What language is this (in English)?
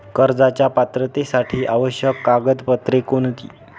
Marathi